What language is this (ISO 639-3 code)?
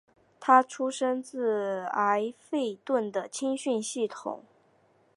zho